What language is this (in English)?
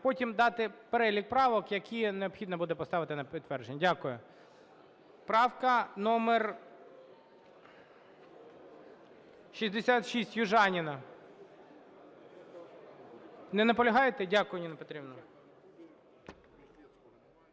Ukrainian